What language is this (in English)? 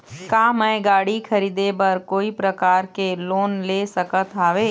Chhattisgarhi